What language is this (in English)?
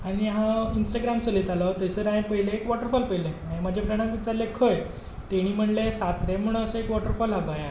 Konkani